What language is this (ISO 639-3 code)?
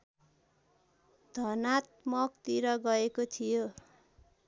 nep